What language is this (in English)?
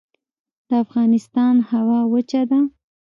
Pashto